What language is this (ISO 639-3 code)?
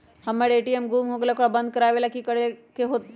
mag